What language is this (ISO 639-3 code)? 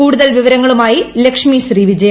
mal